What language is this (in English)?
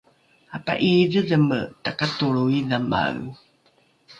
Rukai